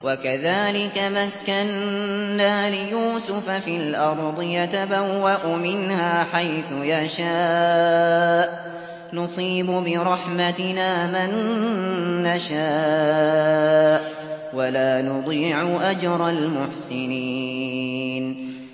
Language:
Arabic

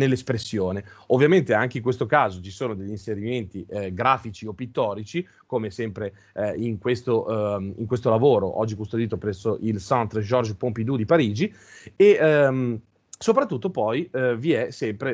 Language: Italian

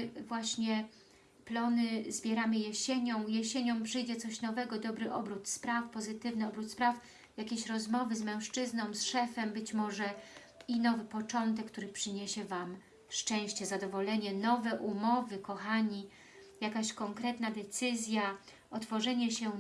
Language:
Polish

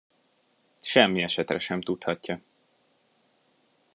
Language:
Hungarian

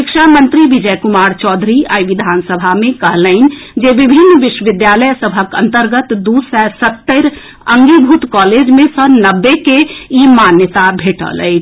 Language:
Maithili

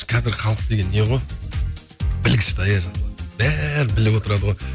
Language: Kazakh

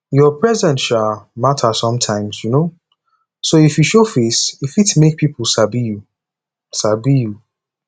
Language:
Nigerian Pidgin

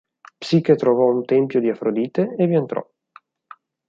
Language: Italian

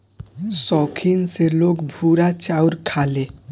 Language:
Bhojpuri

